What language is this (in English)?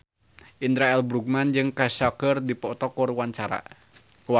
Sundanese